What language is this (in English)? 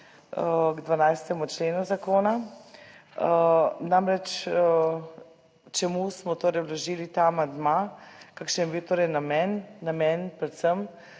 Slovenian